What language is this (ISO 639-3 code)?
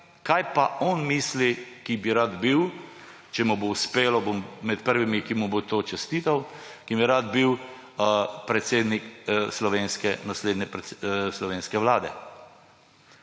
slv